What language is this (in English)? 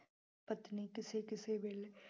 Punjabi